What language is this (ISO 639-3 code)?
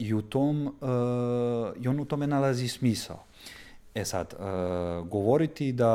hrv